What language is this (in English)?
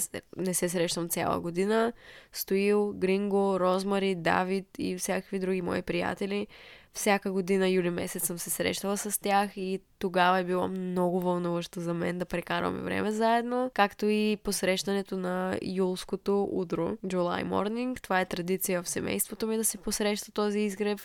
Bulgarian